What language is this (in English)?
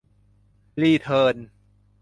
Thai